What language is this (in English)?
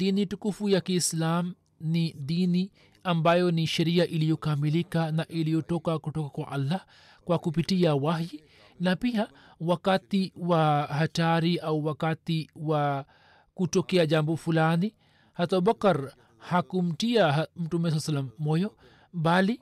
Swahili